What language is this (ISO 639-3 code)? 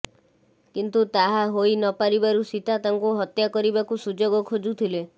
ori